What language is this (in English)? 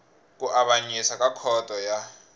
Tsonga